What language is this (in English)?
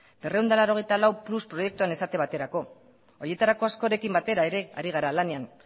Basque